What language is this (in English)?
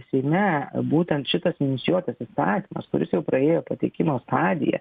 Lithuanian